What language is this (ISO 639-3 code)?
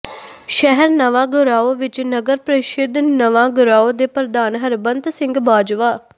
pan